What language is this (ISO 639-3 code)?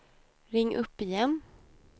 swe